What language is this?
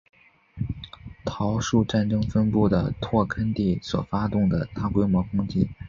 Chinese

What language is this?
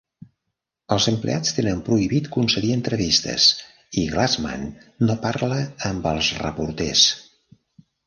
Catalan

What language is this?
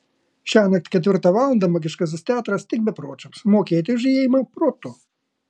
Lithuanian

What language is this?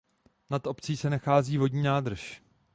Czech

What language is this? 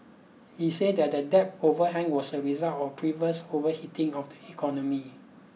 English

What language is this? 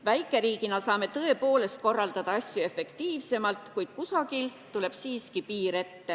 Estonian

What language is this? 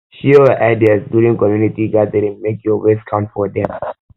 Nigerian Pidgin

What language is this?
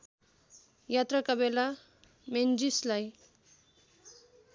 Nepali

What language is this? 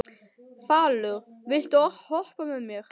Icelandic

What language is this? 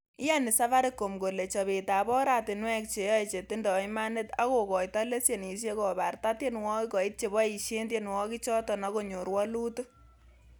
Kalenjin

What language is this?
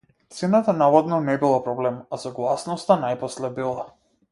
Macedonian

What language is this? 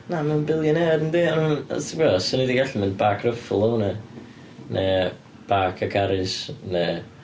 Welsh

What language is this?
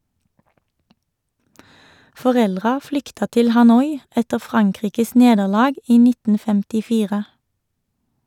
Norwegian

